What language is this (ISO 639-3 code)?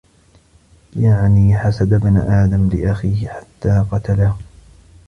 ara